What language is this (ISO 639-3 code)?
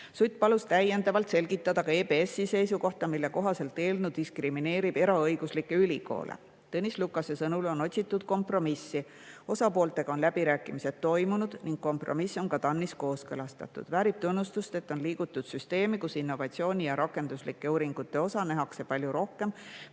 est